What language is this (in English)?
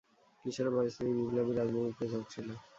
Bangla